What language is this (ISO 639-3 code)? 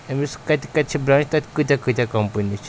kas